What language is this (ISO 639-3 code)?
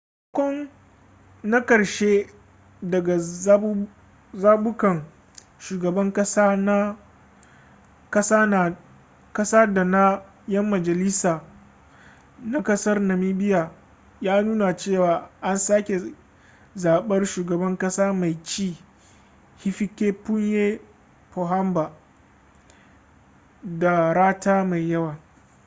hau